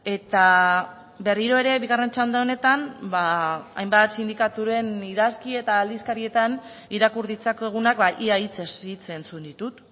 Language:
Basque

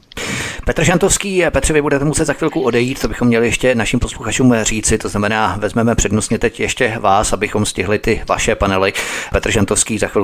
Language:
Czech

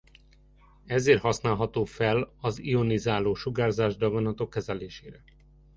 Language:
Hungarian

